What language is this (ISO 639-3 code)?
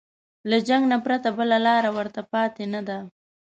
pus